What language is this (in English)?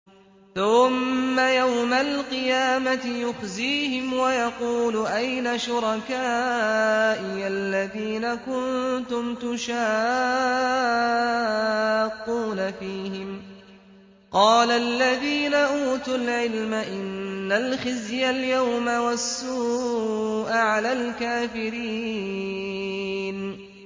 Arabic